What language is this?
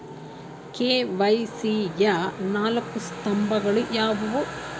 Kannada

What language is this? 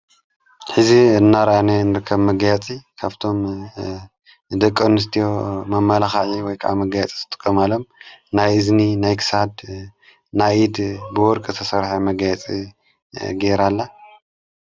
Tigrinya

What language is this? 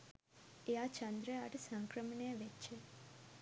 Sinhala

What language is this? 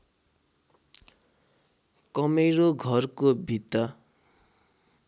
Nepali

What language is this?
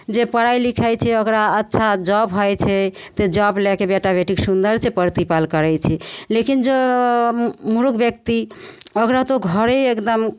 Maithili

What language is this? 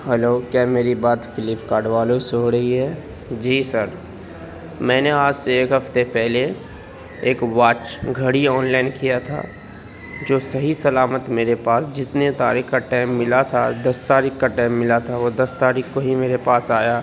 Urdu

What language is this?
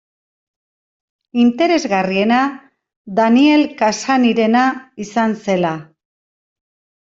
Basque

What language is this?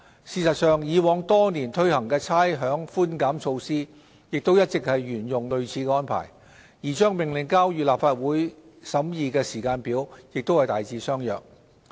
Cantonese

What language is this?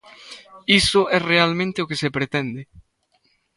Galician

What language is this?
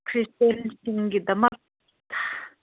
Manipuri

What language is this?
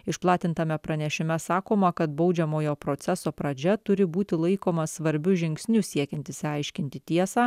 Lithuanian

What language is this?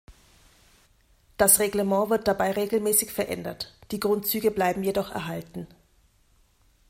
German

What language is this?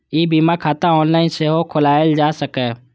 Maithili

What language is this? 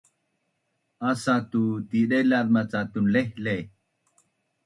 Bunun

